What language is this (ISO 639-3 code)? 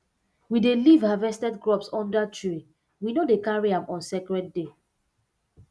pcm